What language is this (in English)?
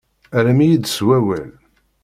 Kabyle